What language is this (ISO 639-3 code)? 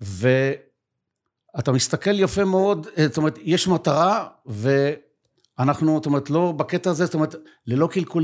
heb